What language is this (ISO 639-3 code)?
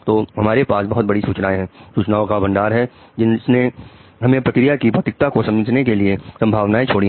hin